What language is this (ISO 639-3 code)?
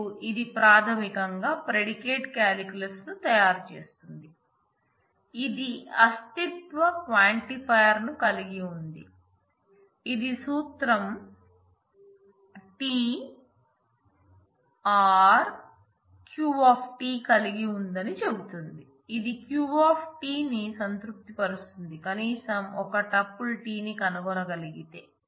tel